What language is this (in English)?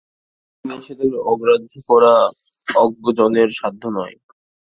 Bangla